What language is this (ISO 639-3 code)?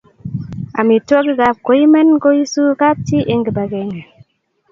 kln